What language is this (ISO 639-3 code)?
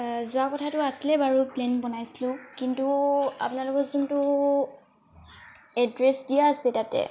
asm